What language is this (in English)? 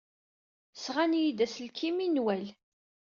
Kabyle